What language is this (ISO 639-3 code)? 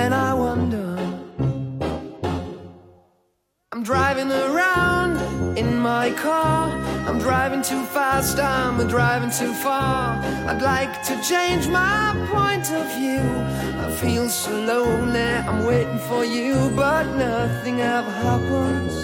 bul